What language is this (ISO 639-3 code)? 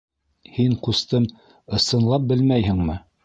bak